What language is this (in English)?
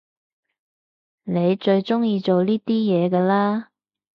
Cantonese